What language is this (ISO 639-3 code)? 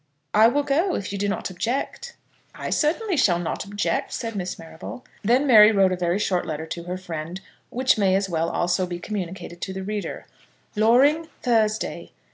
eng